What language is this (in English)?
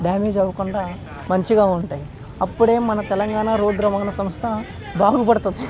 Telugu